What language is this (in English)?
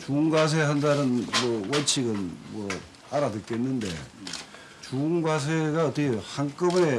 Korean